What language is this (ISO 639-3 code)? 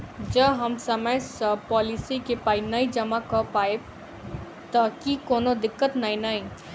mai